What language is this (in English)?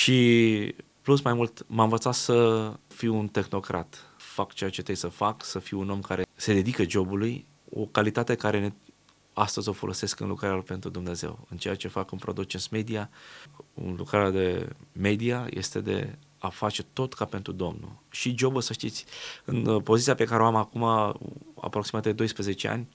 Romanian